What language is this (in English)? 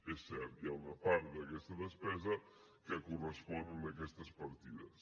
Catalan